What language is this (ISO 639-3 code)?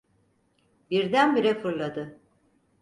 tur